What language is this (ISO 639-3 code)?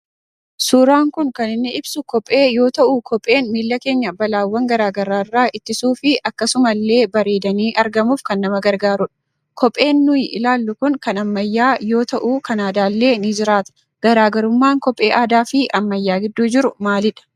orm